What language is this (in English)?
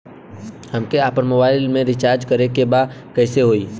Bhojpuri